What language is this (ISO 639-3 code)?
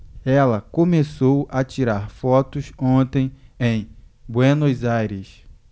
por